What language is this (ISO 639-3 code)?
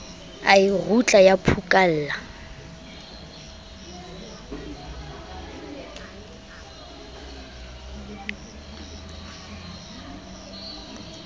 sot